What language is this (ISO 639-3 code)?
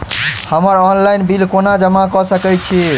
mai